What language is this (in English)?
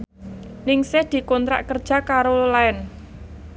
Javanese